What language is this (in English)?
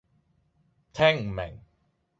Cantonese